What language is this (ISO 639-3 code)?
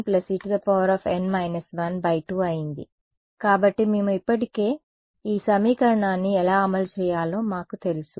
tel